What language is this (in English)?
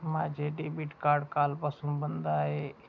Marathi